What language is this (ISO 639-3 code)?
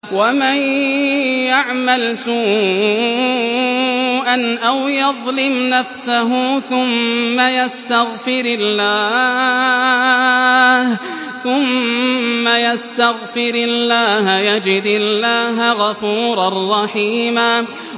ara